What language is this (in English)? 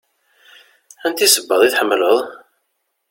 Kabyle